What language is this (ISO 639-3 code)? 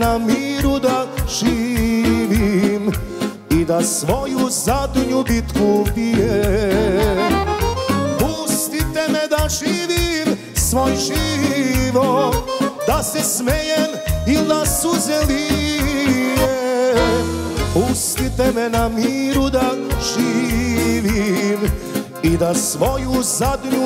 ron